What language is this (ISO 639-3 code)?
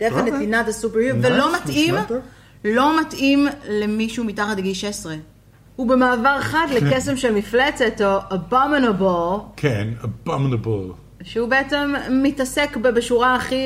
heb